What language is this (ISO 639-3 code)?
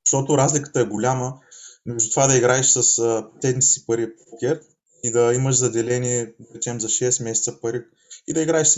bul